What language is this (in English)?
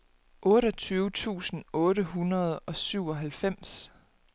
Danish